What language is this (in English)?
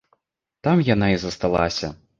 Belarusian